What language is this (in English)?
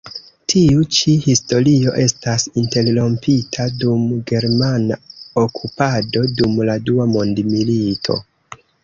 Esperanto